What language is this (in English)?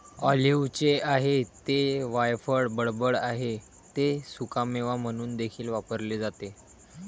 Marathi